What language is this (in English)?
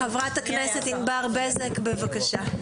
Hebrew